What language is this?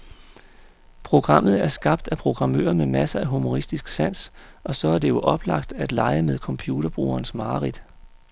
Danish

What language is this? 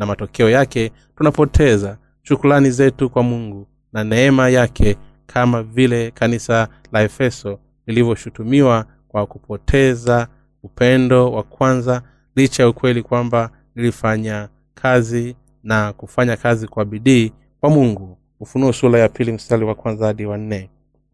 Swahili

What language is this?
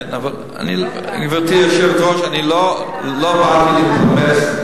Hebrew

